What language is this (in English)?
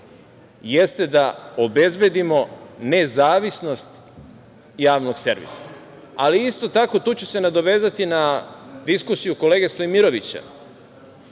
Serbian